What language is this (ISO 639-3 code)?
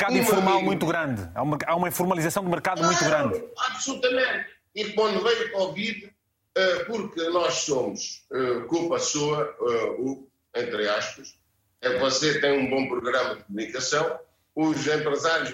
por